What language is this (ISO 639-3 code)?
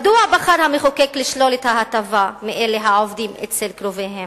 heb